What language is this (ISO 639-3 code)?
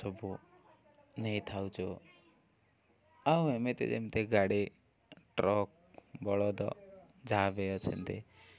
ori